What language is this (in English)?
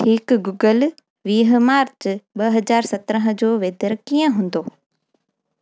Sindhi